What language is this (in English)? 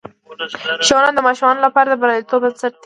Pashto